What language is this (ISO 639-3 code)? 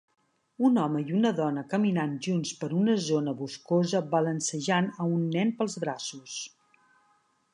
cat